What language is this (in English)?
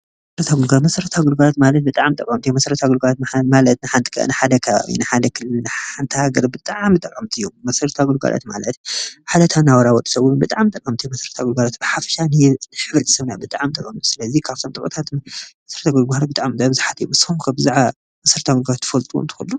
Tigrinya